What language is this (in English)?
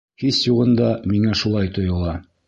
Bashkir